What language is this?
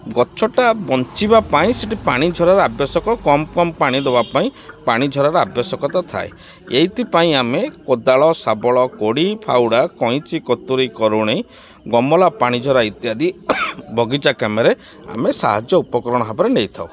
Odia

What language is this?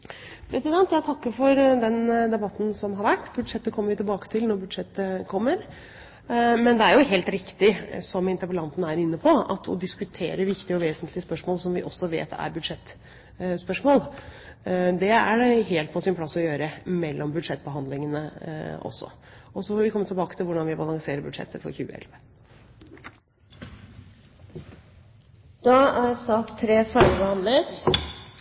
Norwegian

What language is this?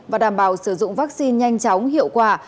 Vietnamese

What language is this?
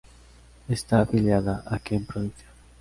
Spanish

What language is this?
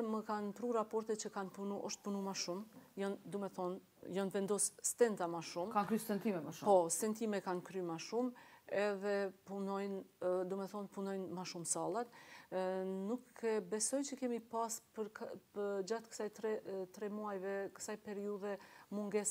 Romanian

